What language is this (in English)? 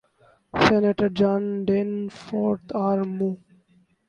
Urdu